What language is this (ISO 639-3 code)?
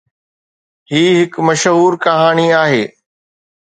snd